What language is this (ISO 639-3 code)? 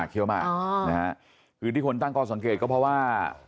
tha